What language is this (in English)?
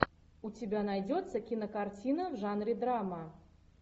Russian